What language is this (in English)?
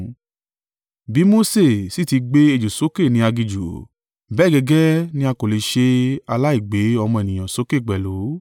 Yoruba